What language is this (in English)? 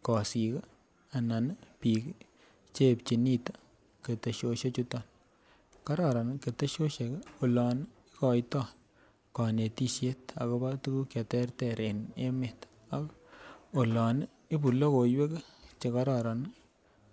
Kalenjin